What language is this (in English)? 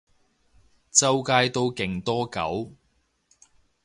Cantonese